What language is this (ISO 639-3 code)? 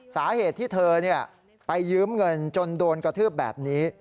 tha